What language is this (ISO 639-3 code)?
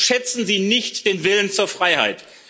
deu